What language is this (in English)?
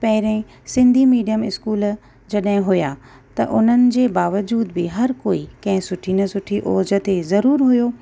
Sindhi